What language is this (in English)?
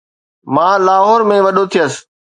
Sindhi